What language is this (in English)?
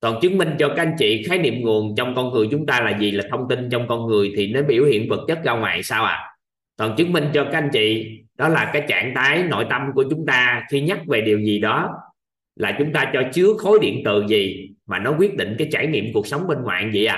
Vietnamese